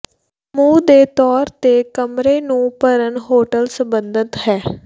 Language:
Punjabi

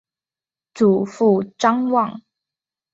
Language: Chinese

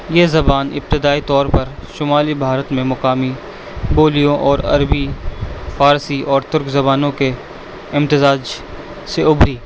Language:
Urdu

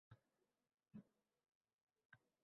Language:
Uzbek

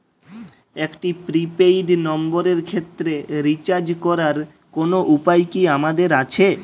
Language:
Bangla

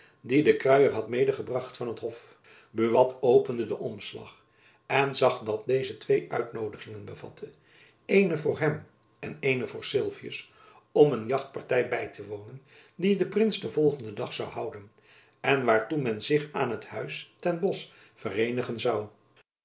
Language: Dutch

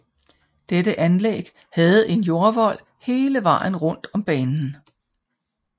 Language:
Danish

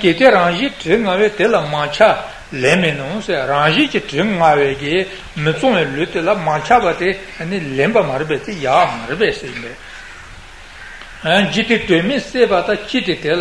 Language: Italian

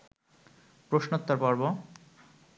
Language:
Bangla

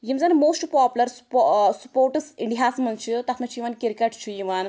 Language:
Kashmiri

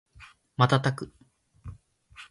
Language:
Japanese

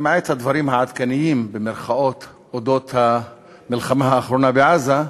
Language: Hebrew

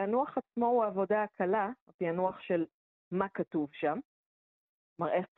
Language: Hebrew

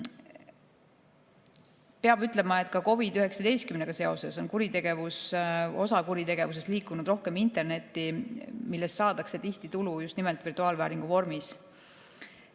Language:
Estonian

